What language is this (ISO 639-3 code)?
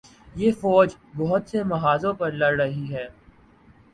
urd